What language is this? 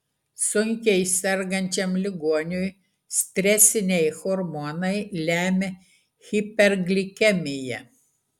Lithuanian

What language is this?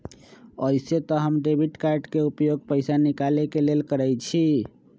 Magahi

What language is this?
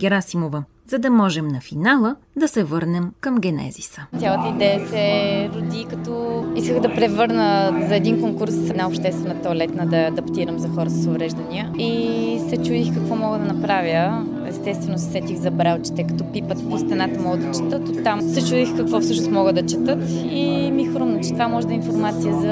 Bulgarian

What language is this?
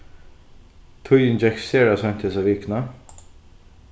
Faroese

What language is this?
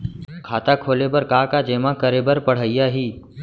Chhattisgarhi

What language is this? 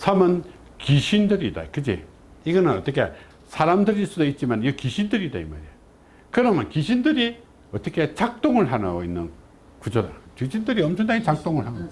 Korean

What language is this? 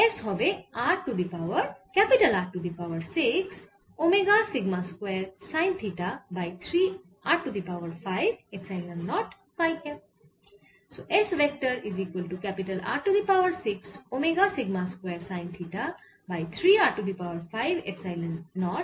Bangla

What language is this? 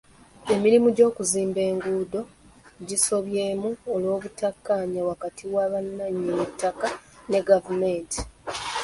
Ganda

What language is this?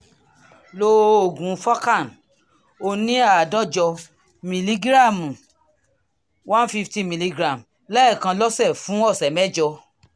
Yoruba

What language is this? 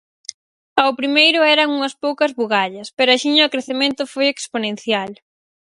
Galician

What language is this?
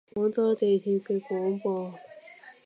Cantonese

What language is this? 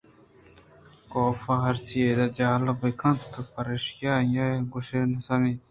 Eastern Balochi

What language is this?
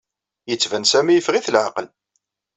Kabyle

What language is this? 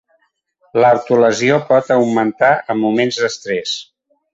Catalan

